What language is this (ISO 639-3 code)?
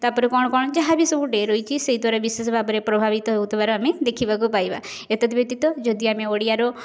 ori